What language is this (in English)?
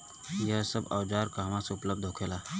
Bhojpuri